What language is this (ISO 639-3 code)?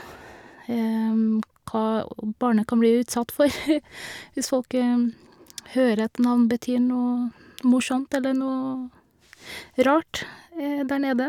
nor